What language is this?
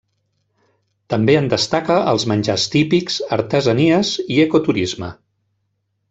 Catalan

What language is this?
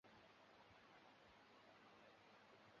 Chinese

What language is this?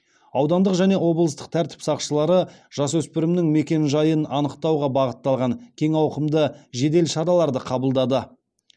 Kazakh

